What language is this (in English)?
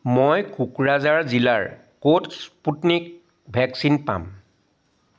Assamese